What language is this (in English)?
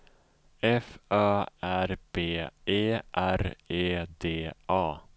Swedish